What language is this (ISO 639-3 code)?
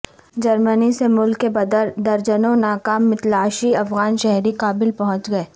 urd